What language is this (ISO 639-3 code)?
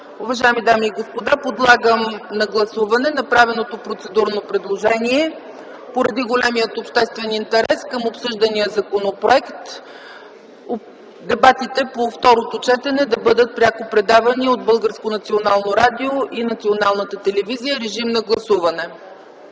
bul